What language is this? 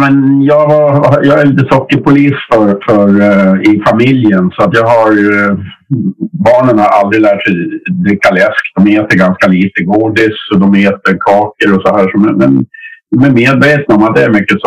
Swedish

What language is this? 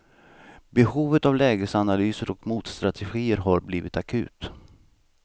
Swedish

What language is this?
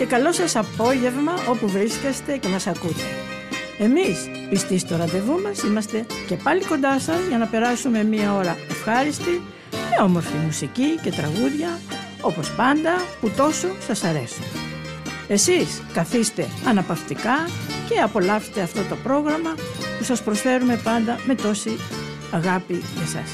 Greek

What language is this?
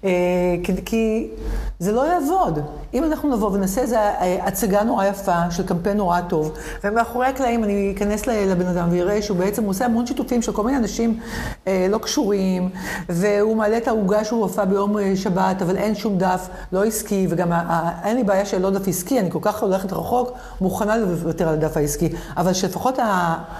Hebrew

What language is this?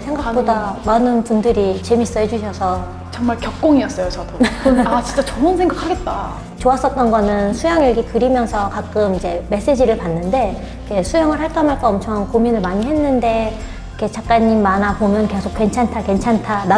Korean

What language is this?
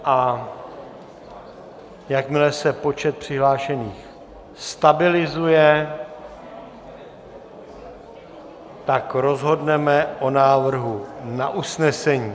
Czech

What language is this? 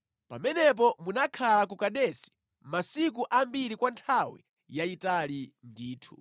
Nyanja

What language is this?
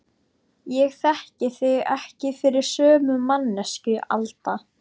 Icelandic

